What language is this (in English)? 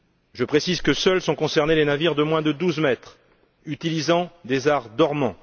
French